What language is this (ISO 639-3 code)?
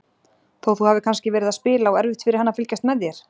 isl